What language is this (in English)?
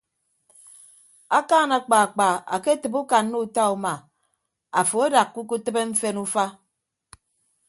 Ibibio